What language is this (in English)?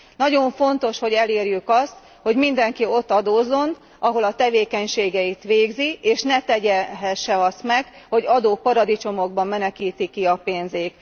Hungarian